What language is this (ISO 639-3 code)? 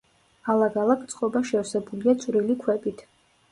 kat